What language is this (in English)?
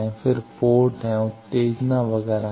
Hindi